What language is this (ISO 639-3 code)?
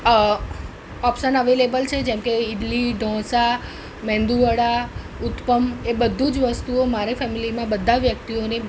guj